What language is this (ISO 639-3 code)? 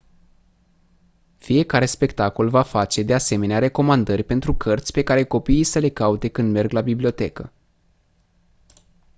ron